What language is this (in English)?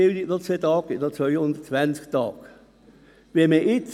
Swiss German